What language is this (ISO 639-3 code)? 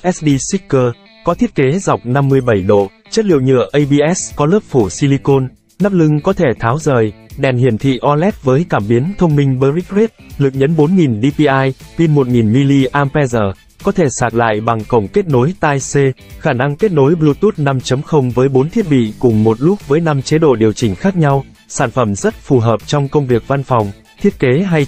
vie